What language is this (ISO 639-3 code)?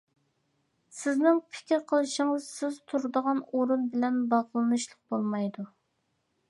uig